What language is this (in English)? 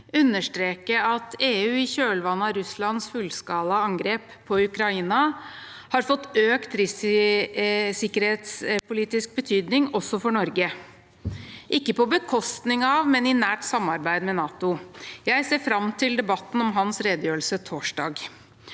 Norwegian